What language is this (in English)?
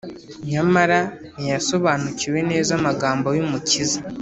Kinyarwanda